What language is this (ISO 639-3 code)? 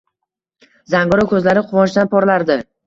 uzb